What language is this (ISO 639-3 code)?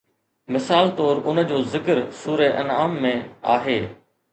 snd